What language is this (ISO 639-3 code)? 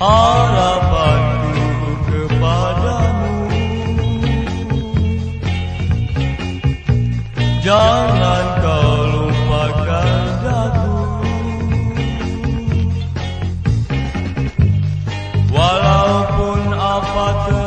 ron